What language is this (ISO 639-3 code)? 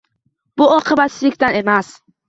uzb